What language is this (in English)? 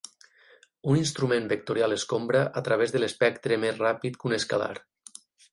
Catalan